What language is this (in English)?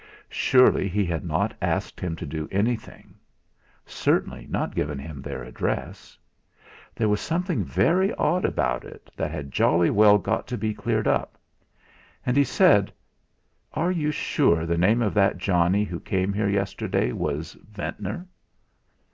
English